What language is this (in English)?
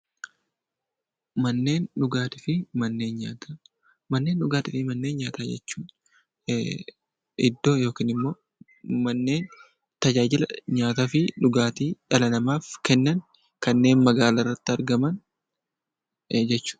Oromo